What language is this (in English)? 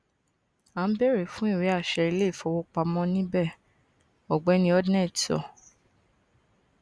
Yoruba